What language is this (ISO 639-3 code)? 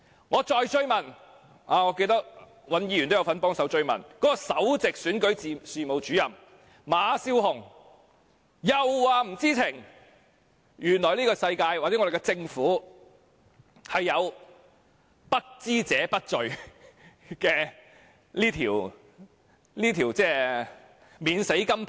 yue